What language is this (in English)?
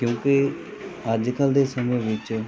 Punjabi